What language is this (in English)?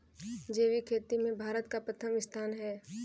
Hindi